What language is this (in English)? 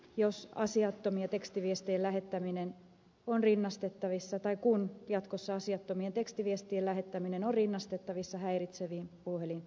Finnish